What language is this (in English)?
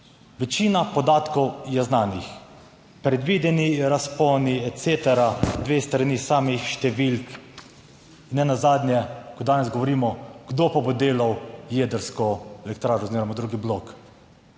Slovenian